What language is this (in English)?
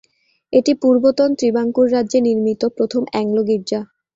Bangla